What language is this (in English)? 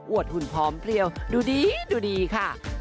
Thai